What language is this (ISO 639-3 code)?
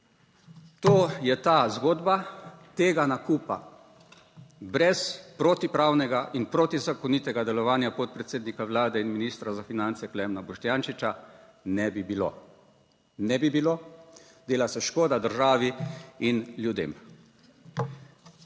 slv